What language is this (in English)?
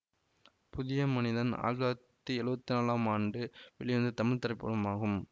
Tamil